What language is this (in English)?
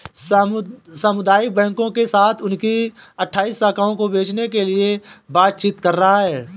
Hindi